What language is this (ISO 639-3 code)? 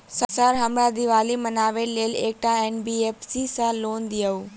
mai